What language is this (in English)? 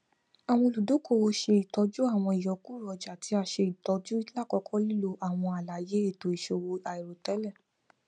Yoruba